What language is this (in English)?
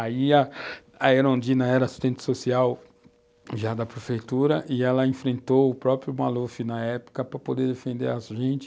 Portuguese